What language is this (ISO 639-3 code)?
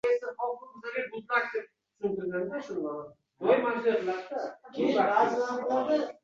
uzb